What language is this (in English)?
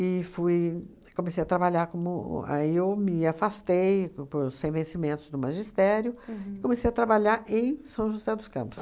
Portuguese